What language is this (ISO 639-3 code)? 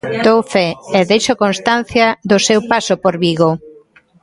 glg